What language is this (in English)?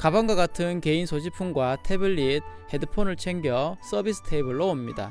Korean